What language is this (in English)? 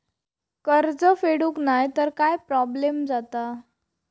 Marathi